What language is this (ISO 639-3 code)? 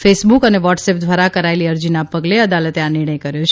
guj